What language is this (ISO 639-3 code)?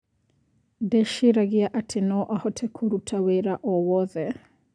kik